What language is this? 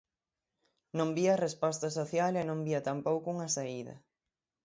Galician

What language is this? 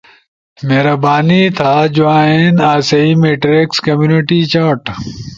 Ushojo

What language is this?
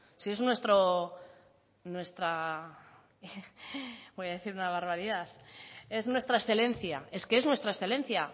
Spanish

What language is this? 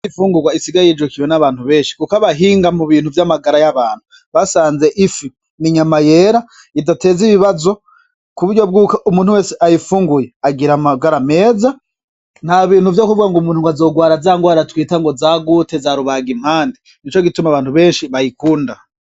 Rundi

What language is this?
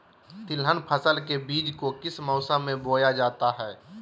Magahi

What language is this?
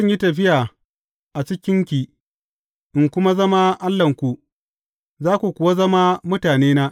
Hausa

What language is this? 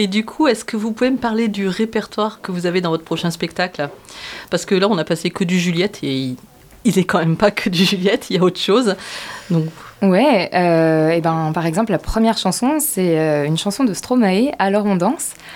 French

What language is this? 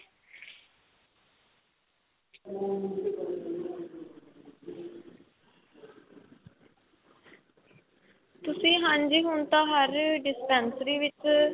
Punjabi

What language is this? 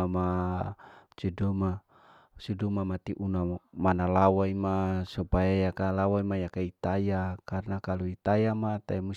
Larike-Wakasihu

